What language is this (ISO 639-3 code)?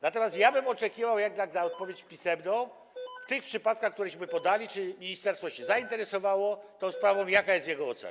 pol